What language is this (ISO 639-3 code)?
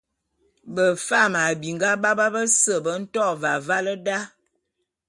bum